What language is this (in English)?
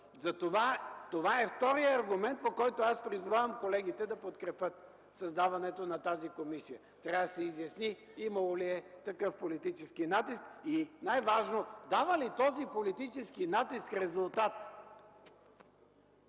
Bulgarian